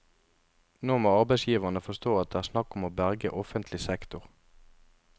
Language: Norwegian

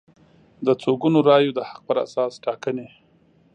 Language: Pashto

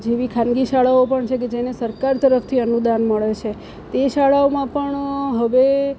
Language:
Gujarati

